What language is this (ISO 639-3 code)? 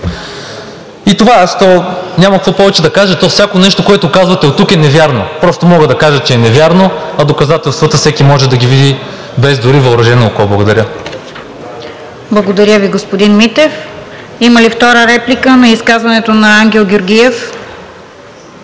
bul